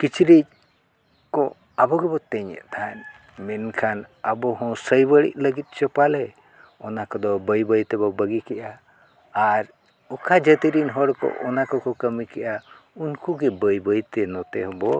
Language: Santali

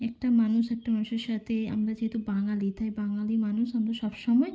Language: Bangla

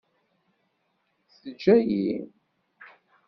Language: Kabyle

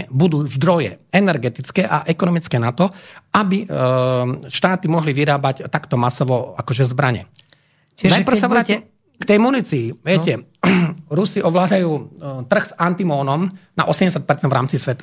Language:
Slovak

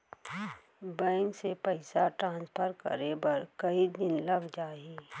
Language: Chhattisgarhi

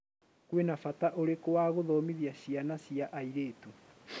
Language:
Kikuyu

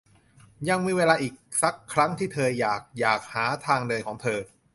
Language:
Thai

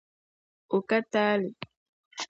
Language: Dagbani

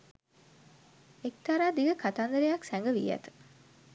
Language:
Sinhala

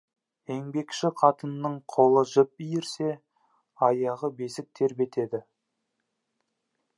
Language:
Kazakh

